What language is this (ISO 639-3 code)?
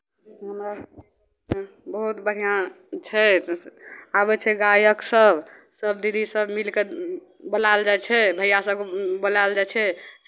mai